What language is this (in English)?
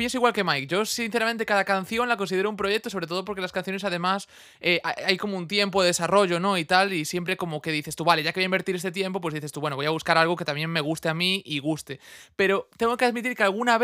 Spanish